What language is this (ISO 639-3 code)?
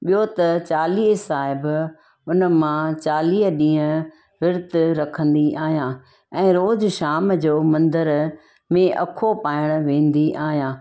snd